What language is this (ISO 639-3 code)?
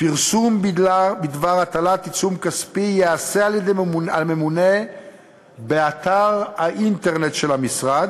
heb